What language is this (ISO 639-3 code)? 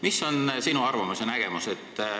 est